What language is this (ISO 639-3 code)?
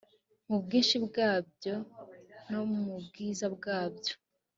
kin